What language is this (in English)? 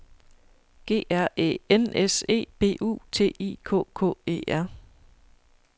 Danish